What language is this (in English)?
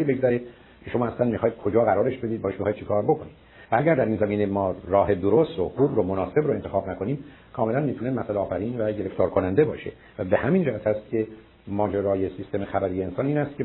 Persian